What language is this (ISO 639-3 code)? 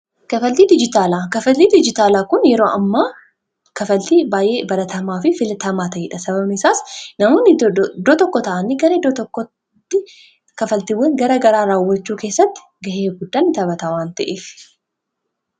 orm